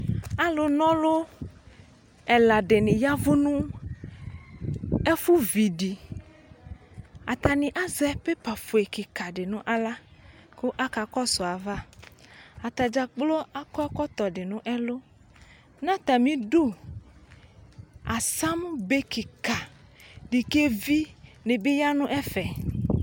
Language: Ikposo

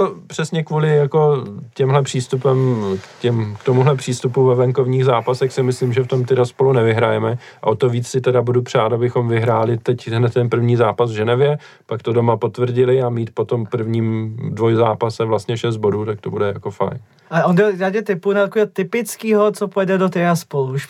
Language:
Czech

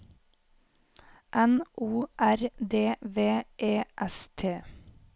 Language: Norwegian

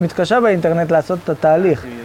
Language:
Hebrew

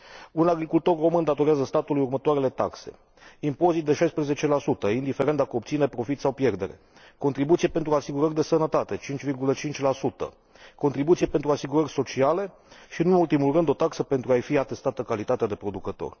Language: Romanian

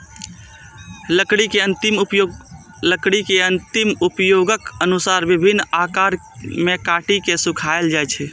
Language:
Maithili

